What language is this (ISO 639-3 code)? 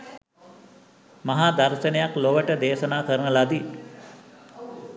sin